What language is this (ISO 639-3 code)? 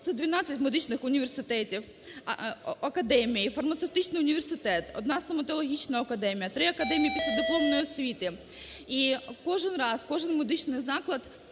ukr